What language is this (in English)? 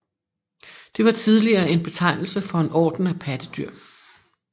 Danish